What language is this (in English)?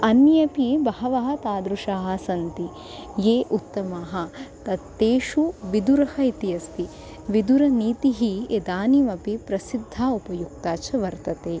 Sanskrit